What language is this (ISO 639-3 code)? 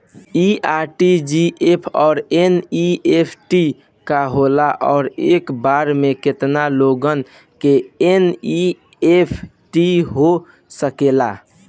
bho